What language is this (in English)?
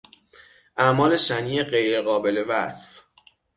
Persian